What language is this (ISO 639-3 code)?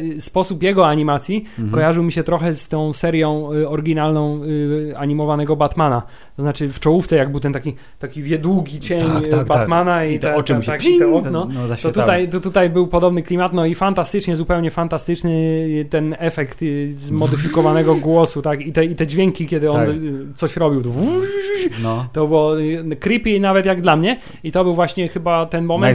pol